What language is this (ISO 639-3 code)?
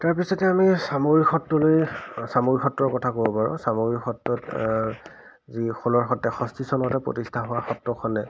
asm